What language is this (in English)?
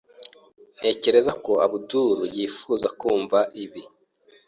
Kinyarwanda